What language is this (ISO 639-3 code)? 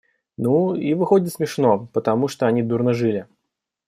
rus